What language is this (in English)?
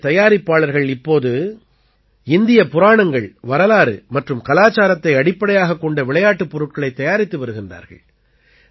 Tamil